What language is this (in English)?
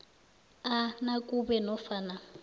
South Ndebele